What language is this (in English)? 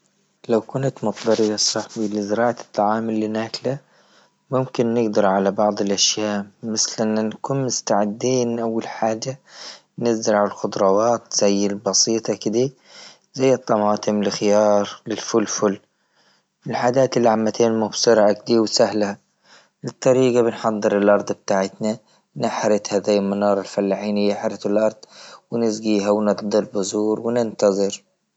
Libyan Arabic